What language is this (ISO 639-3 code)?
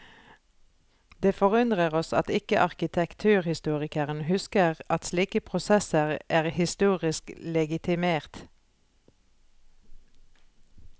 nor